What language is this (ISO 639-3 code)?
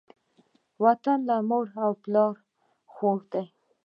pus